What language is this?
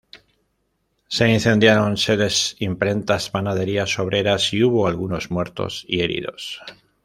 Spanish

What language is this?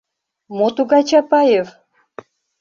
Mari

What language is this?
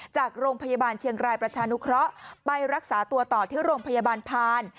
Thai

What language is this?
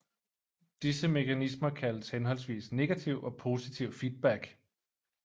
Danish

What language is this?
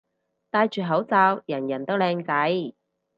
Cantonese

